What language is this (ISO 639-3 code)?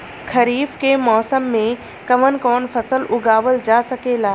bho